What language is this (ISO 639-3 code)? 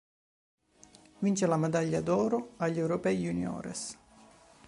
ita